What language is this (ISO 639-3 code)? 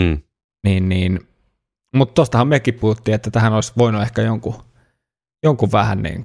fin